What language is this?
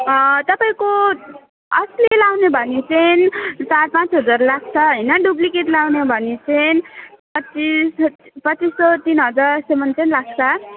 Nepali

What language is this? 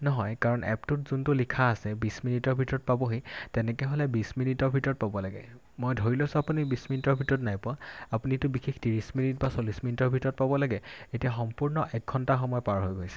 Assamese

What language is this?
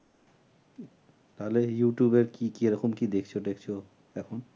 Bangla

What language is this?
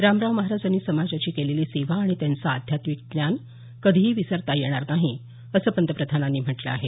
Marathi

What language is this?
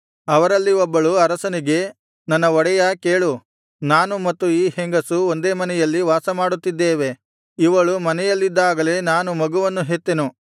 Kannada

